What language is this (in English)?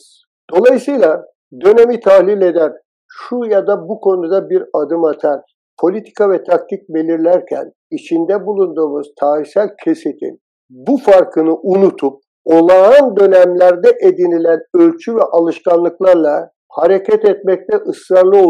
Turkish